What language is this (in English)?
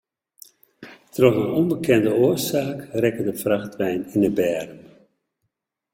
Western Frisian